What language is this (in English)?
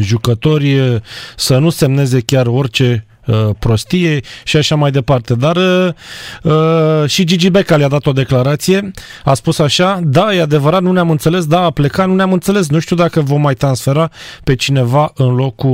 Romanian